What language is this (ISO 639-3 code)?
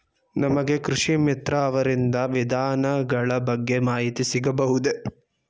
kan